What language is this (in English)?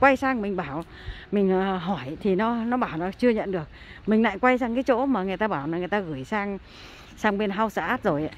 Vietnamese